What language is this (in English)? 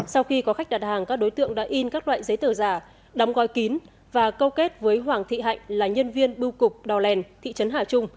Vietnamese